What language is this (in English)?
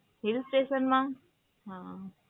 Gujarati